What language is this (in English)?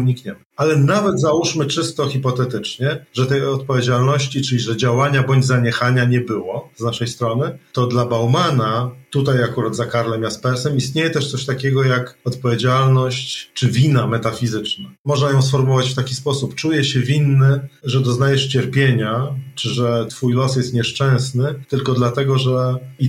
Polish